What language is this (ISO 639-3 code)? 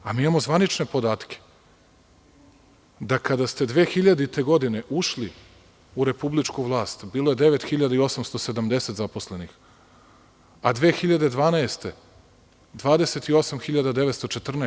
srp